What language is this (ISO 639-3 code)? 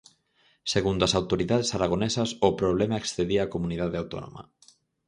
glg